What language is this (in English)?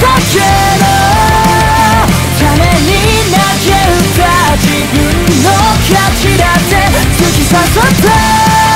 Korean